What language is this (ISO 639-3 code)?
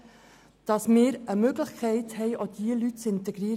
gsw